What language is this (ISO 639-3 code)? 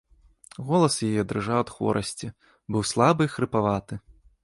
bel